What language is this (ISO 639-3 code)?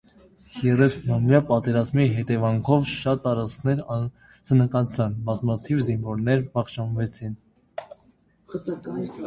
hye